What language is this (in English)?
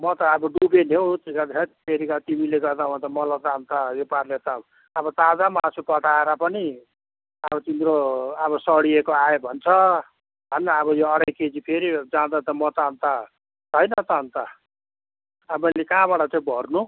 Nepali